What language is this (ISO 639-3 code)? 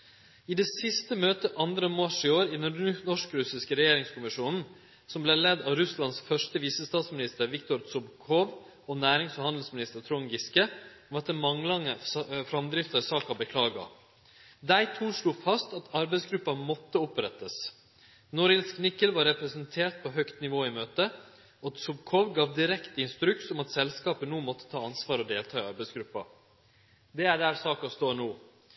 nno